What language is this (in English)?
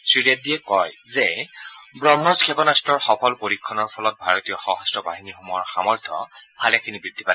Assamese